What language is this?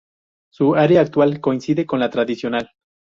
Spanish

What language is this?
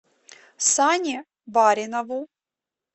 Russian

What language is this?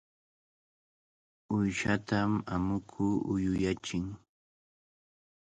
Cajatambo North Lima Quechua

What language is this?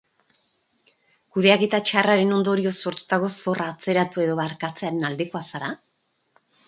Basque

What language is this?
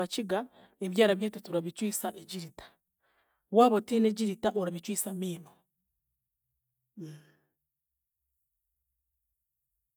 Chiga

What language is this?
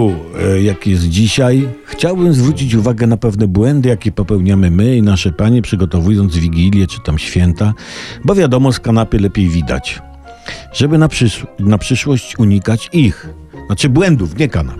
Polish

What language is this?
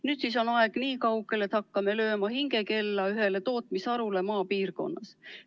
Estonian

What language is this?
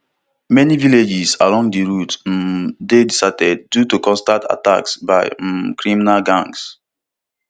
Nigerian Pidgin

